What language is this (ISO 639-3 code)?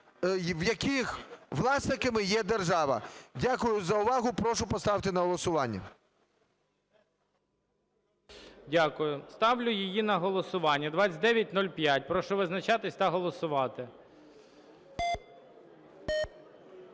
ukr